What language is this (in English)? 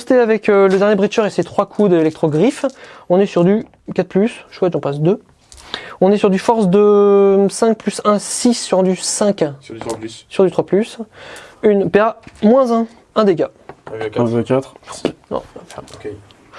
French